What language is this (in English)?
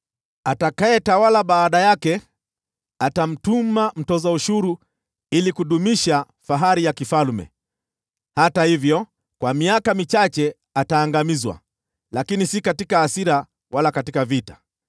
Swahili